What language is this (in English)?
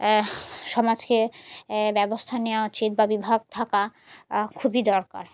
Bangla